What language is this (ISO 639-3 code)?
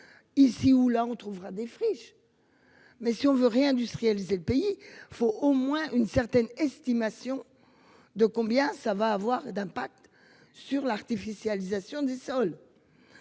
fra